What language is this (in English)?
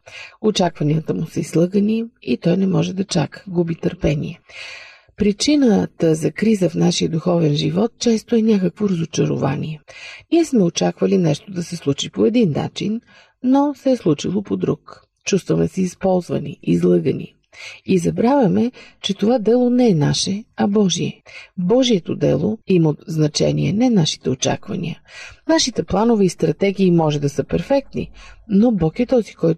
Bulgarian